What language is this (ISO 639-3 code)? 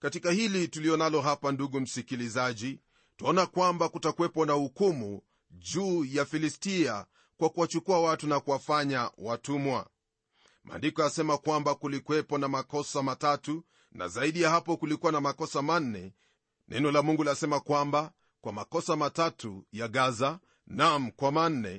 swa